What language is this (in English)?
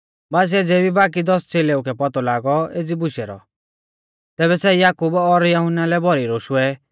Mahasu Pahari